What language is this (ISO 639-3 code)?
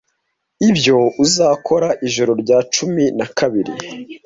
kin